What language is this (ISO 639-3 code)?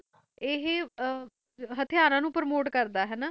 pan